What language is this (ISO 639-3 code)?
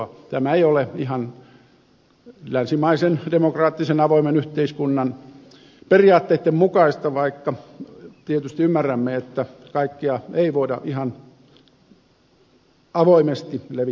fin